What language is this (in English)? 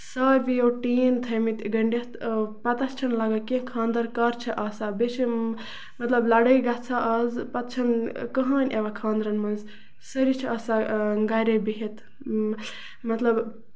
Kashmiri